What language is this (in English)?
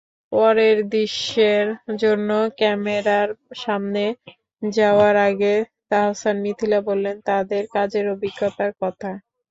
Bangla